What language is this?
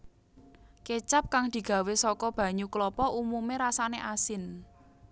Javanese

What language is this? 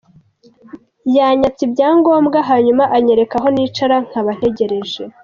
Kinyarwanda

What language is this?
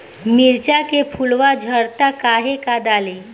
Bhojpuri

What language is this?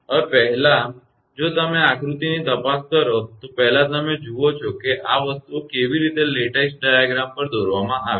Gujarati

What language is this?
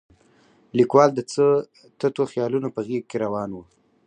Pashto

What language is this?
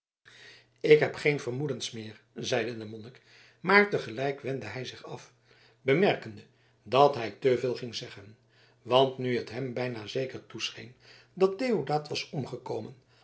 Dutch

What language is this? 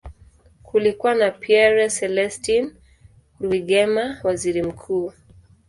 Swahili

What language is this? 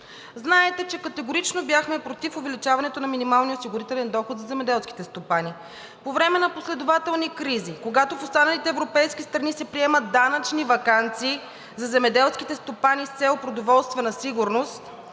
Bulgarian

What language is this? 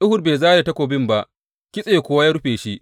Hausa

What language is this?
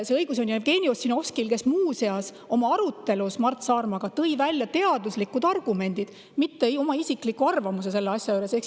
Estonian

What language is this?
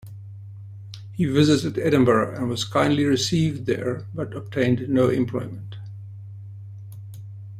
English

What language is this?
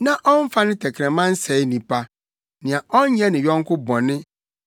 Akan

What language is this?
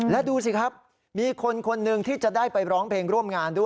Thai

